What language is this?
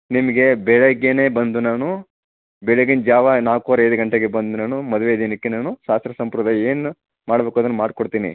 Kannada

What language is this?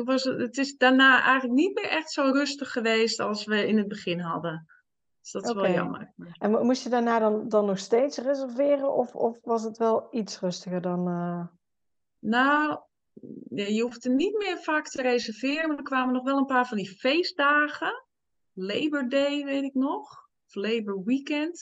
Dutch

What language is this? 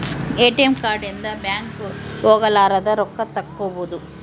Kannada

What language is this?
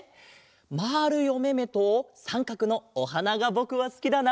Japanese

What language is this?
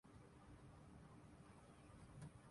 Urdu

